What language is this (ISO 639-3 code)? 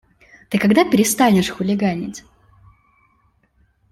rus